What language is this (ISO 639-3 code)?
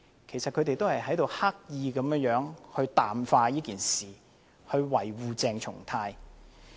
yue